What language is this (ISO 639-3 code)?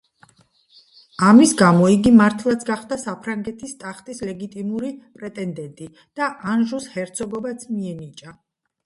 kat